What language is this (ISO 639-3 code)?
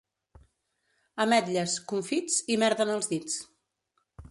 cat